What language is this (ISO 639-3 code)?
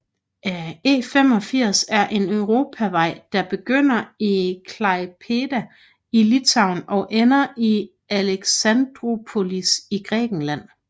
dan